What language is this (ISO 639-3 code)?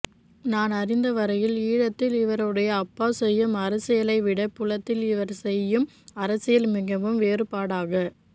tam